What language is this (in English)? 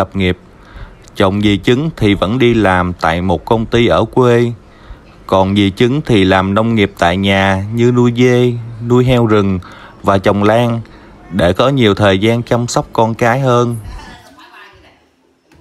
Vietnamese